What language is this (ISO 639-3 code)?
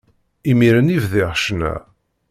kab